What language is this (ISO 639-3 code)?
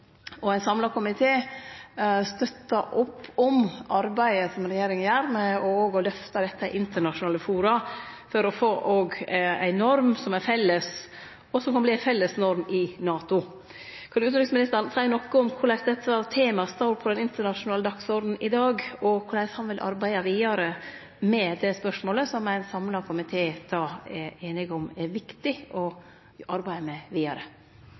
nno